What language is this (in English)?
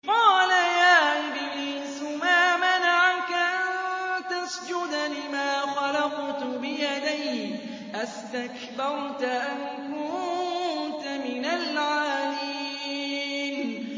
Arabic